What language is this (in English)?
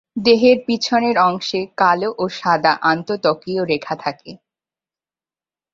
Bangla